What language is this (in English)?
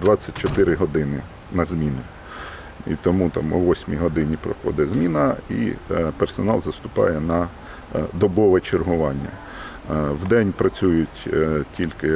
Ukrainian